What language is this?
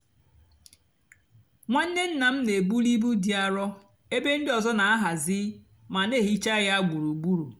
Igbo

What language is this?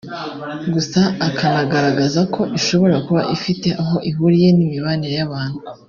Kinyarwanda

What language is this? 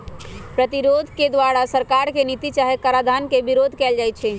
Magahi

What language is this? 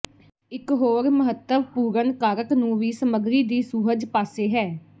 Punjabi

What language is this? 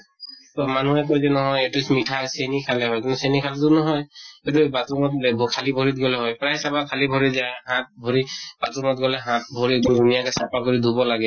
Assamese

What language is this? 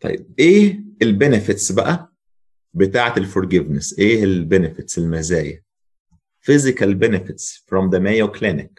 Arabic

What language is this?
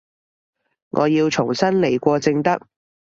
Cantonese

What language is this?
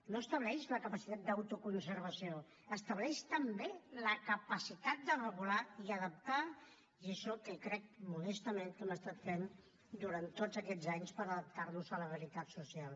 Catalan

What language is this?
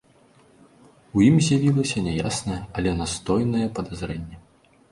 Belarusian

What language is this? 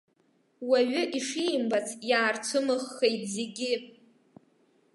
Abkhazian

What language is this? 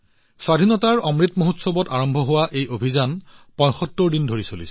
Assamese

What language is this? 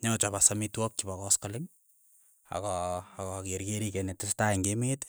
Keiyo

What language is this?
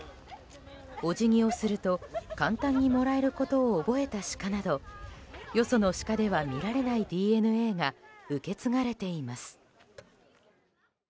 Japanese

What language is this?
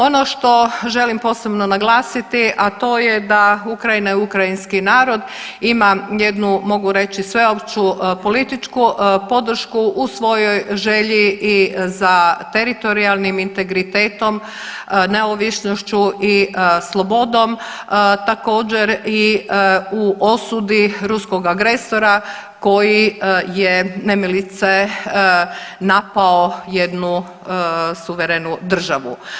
Croatian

